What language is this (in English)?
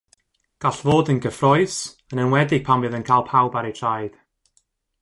Welsh